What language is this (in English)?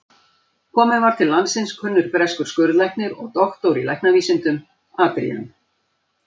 Icelandic